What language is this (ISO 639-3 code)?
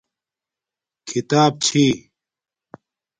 dmk